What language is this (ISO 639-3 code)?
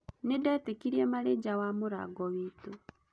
kik